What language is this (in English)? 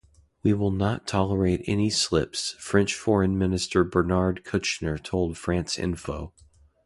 English